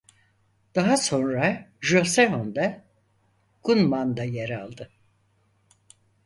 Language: Turkish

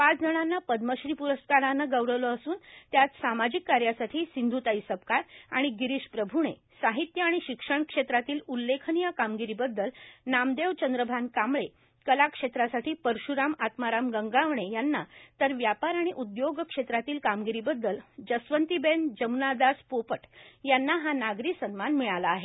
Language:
Marathi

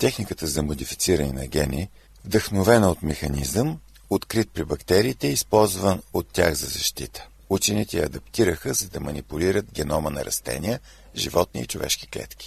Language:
Bulgarian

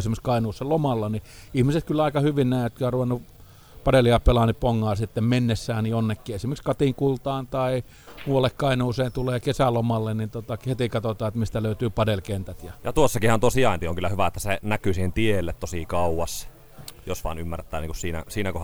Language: Finnish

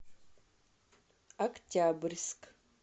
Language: Russian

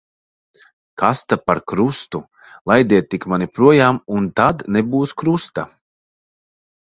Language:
Latvian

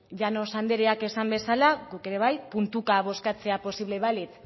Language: Basque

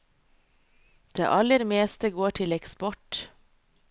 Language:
Norwegian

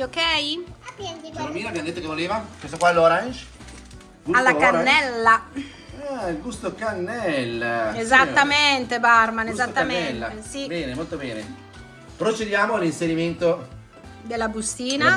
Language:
Italian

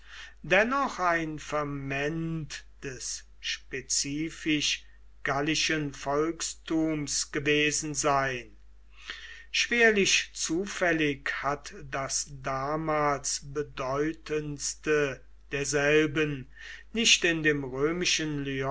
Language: German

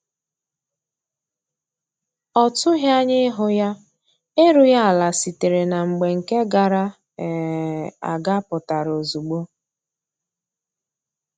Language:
Igbo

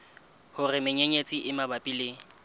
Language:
Southern Sotho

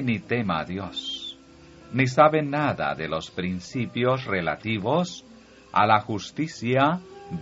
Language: Spanish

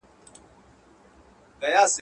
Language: Pashto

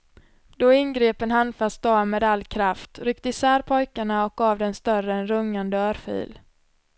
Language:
Swedish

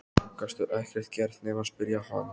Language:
Icelandic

